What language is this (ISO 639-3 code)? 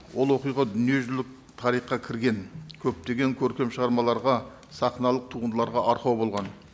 kaz